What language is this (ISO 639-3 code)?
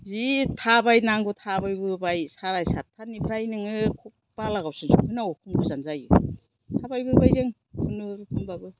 brx